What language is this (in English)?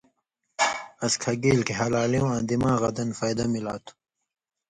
Indus Kohistani